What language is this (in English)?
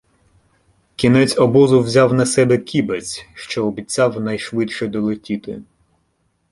Ukrainian